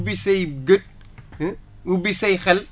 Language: Wolof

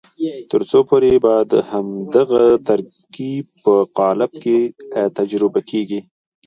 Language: Pashto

